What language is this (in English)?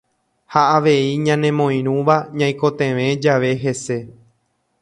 Guarani